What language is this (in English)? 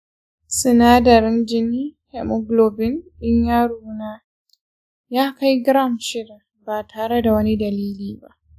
Hausa